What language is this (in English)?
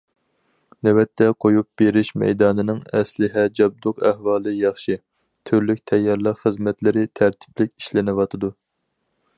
Uyghur